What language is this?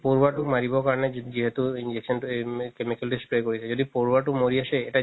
Assamese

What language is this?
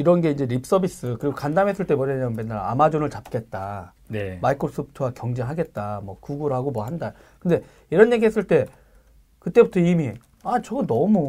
Korean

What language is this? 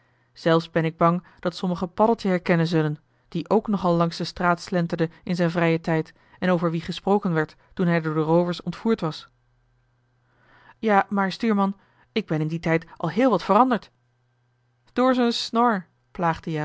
Dutch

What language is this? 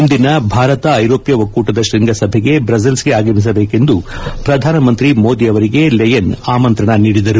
Kannada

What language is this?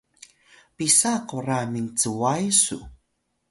Atayal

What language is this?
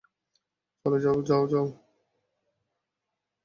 Bangla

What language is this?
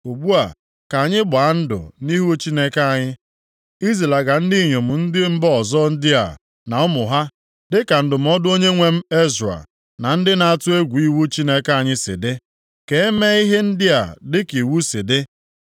Igbo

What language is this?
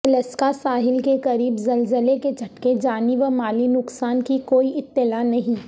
Urdu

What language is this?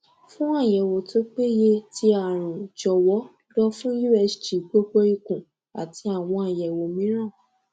Yoruba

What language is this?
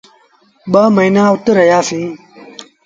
Sindhi Bhil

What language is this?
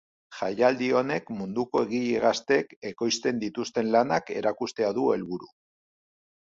Basque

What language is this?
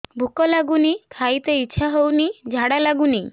Odia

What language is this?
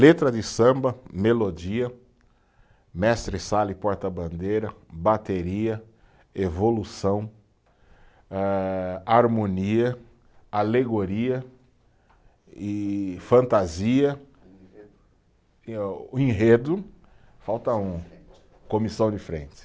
Portuguese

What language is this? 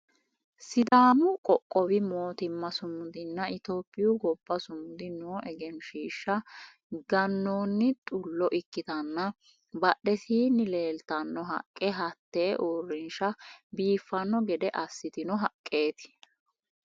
Sidamo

